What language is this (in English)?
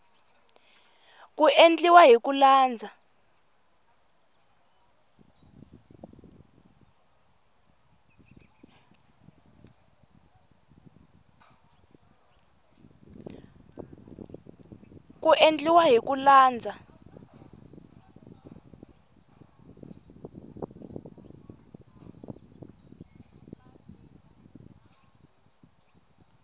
Tsonga